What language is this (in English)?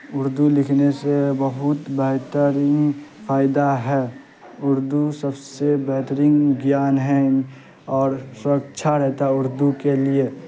Urdu